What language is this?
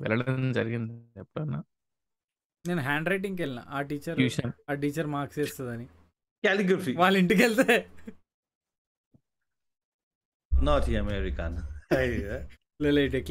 Telugu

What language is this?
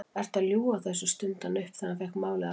Icelandic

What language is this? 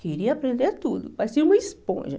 Portuguese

